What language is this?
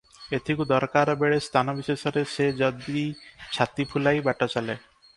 Odia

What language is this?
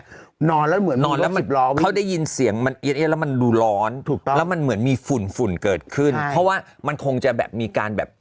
Thai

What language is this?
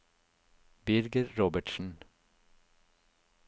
Norwegian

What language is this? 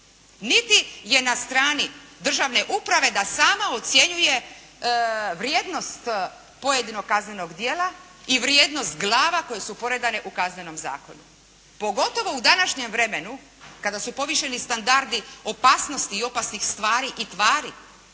Croatian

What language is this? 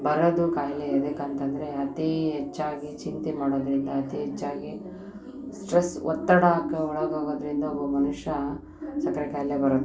Kannada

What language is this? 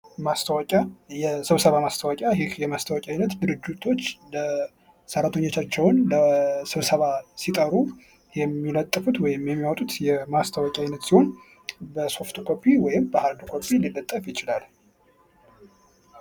Amharic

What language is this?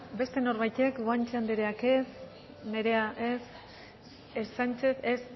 Basque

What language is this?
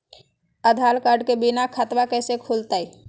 Magahi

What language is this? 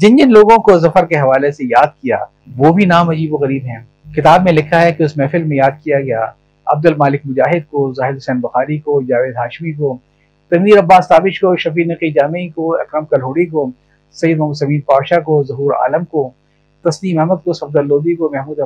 Urdu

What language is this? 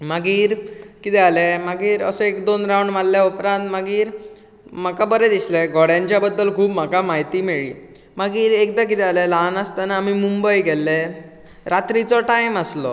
Konkani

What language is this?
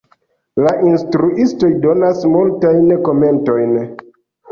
Esperanto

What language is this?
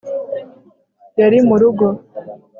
Kinyarwanda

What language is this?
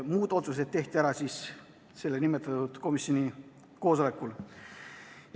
Estonian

